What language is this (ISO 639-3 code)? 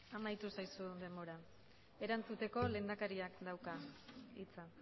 eus